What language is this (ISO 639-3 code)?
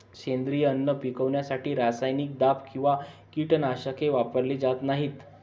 mar